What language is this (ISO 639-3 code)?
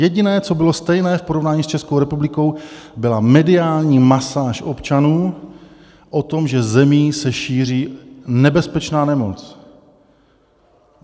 ces